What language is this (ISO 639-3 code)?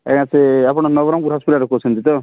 ori